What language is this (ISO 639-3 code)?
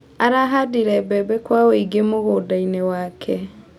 kik